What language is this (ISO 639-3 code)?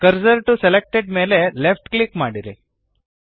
kan